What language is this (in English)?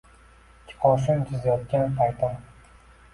Uzbek